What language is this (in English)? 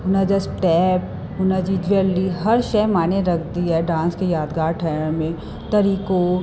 Sindhi